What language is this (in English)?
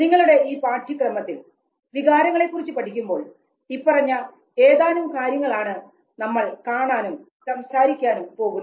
Malayalam